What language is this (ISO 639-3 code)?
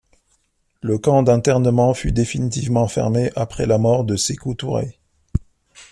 fra